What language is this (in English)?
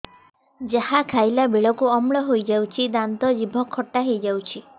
Odia